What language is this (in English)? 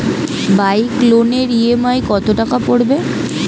Bangla